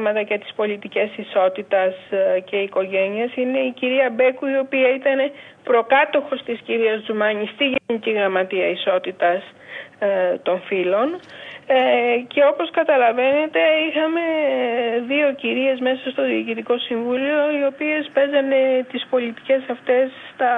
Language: Greek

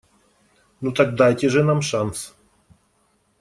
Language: Russian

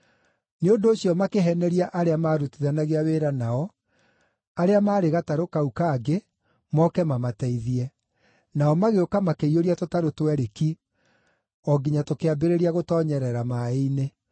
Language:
Kikuyu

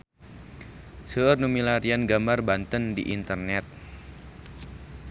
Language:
Sundanese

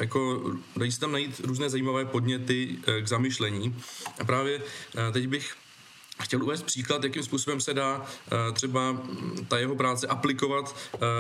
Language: Czech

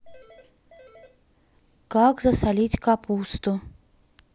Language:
Russian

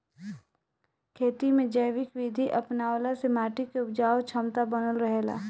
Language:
Bhojpuri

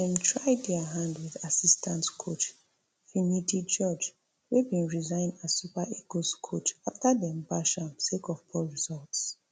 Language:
Nigerian Pidgin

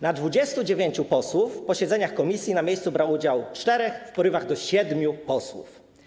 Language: Polish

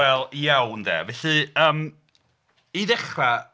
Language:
Welsh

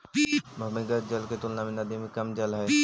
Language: Magahi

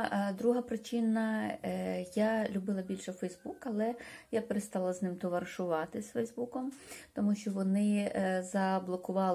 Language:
Ukrainian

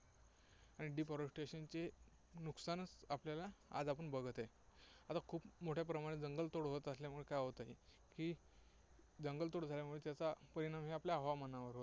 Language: Marathi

